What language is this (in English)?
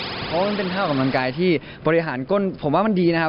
Thai